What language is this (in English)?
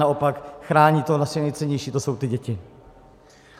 Czech